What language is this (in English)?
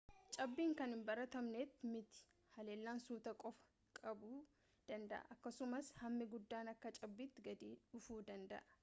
Oromo